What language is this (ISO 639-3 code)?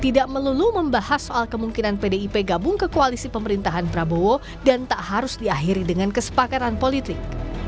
ind